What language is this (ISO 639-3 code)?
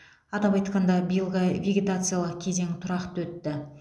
kaz